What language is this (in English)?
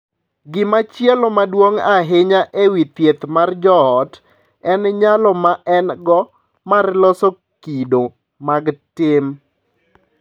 Luo (Kenya and Tanzania)